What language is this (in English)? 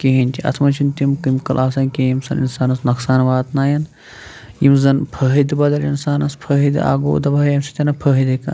Kashmiri